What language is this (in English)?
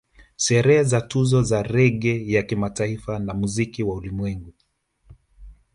Swahili